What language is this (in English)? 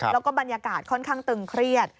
Thai